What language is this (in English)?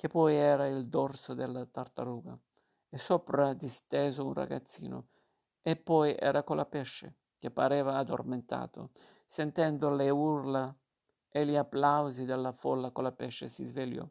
Italian